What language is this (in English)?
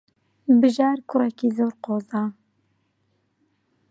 Central Kurdish